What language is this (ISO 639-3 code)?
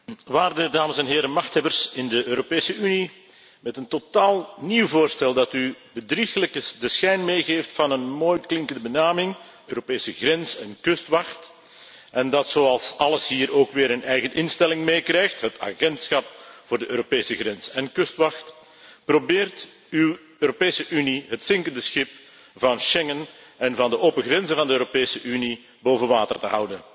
nld